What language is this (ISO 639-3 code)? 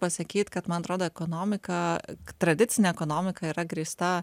lit